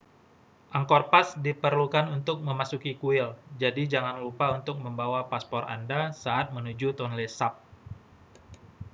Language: Indonesian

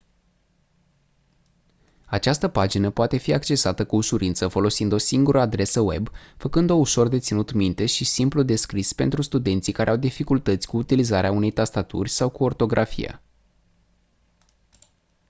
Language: Romanian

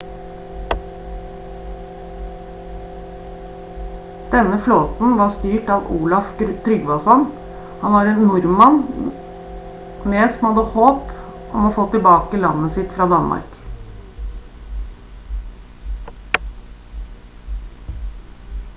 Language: Norwegian Bokmål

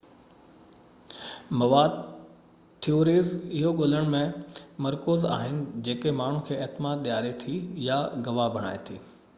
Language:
Sindhi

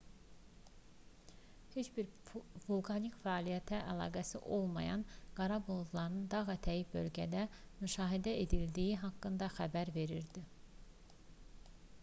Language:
Azerbaijani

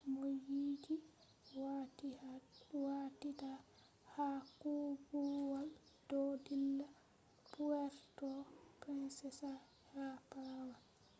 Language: Fula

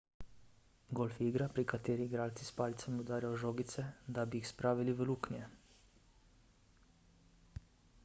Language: Slovenian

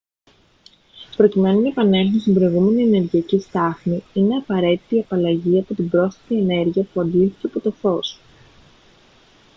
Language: Greek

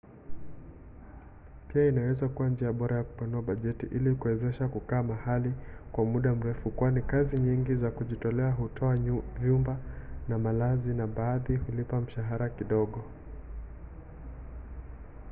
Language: Swahili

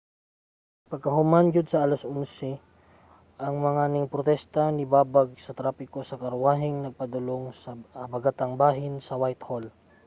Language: Cebuano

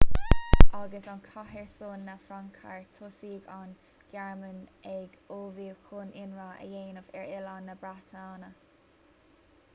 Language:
Irish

